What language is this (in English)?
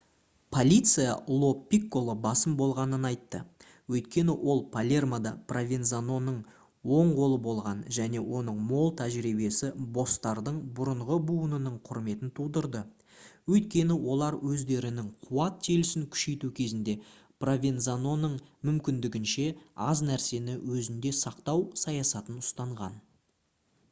Kazakh